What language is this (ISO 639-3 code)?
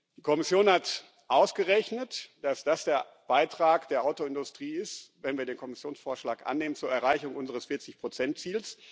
deu